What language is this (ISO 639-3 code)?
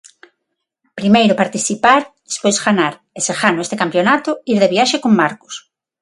glg